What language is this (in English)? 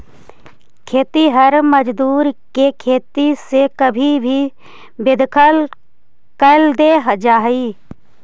Magahi